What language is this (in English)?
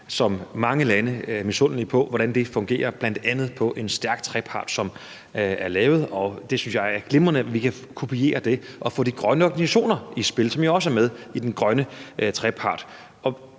Danish